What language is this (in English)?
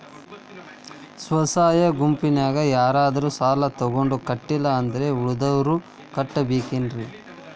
Kannada